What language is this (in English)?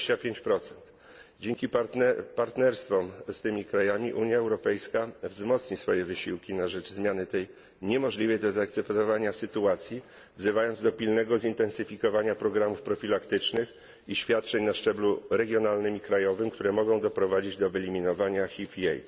Polish